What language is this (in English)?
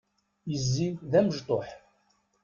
Kabyle